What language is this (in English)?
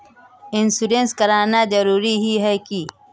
Magahi